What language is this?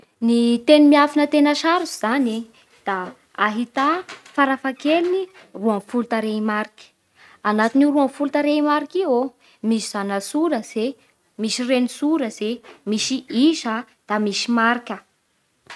Bara Malagasy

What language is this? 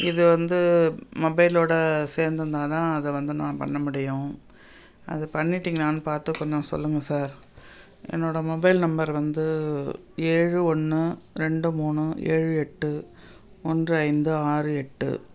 Tamil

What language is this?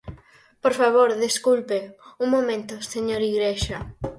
Galician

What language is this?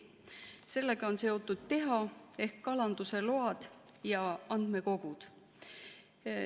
Estonian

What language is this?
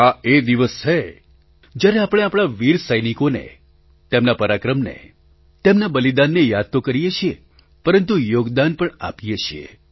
Gujarati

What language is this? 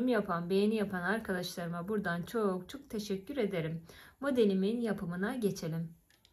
Turkish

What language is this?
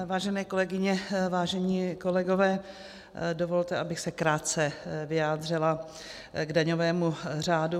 Czech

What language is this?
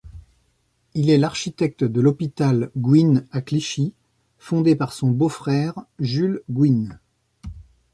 French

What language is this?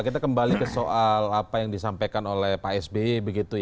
Indonesian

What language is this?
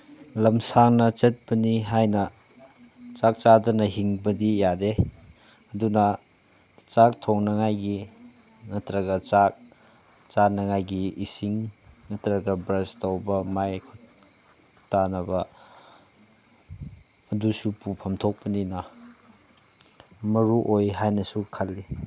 Manipuri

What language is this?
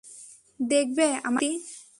Bangla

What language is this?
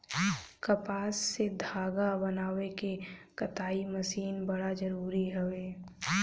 Bhojpuri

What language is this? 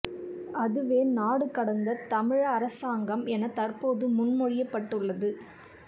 Tamil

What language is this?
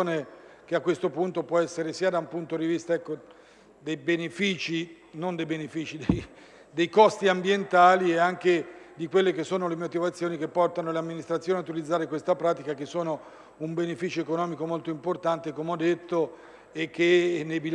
Italian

